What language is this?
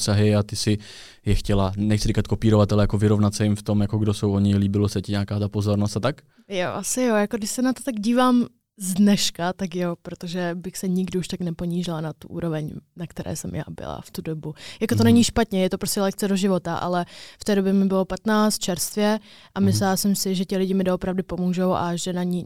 Czech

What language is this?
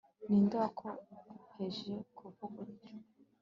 Kinyarwanda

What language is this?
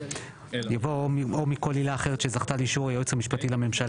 Hebrew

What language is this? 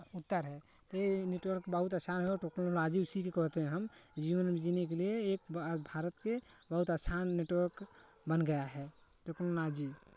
Hindi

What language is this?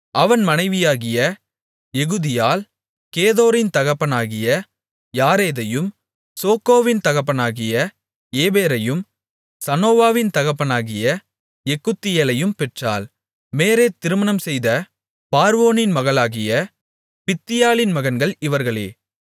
Tamil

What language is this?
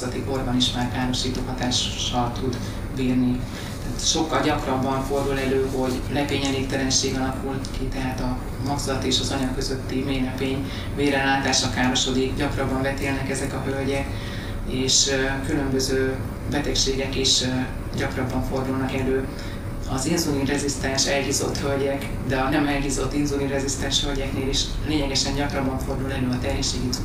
Hungarian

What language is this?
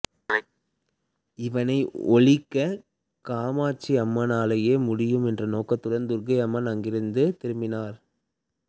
Tamil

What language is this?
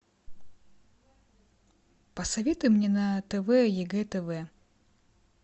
Russian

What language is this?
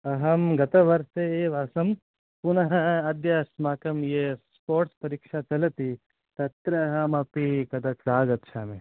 Sanskrit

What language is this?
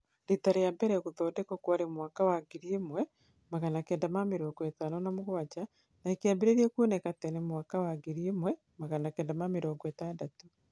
Kikuyu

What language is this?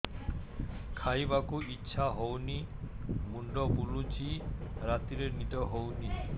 Odia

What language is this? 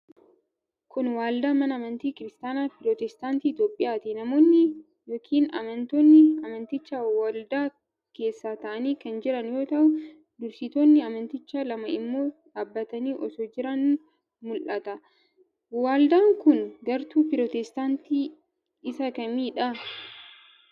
Oromo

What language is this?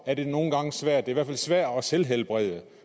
Danish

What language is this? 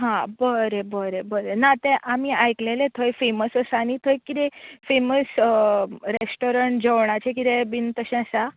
Konkani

